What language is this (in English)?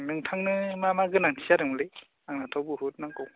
Bodo